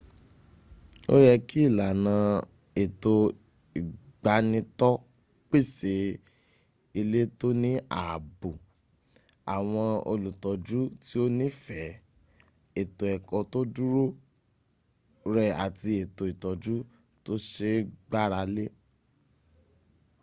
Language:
Yoruba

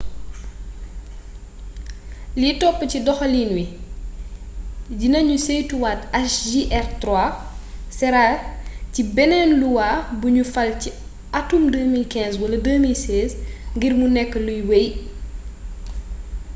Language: Wolof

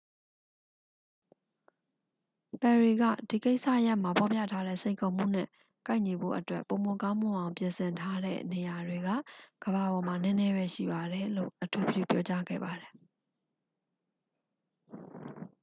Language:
Burmese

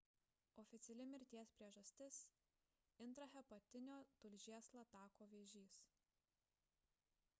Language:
Lithuanian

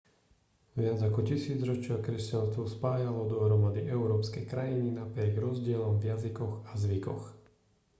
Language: Slovak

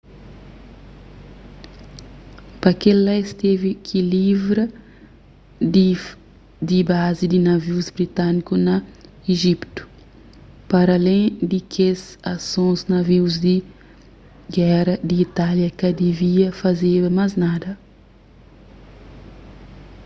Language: Kabuverdianu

